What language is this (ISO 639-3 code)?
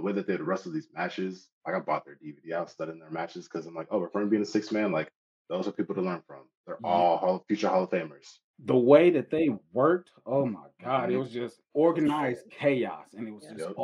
eng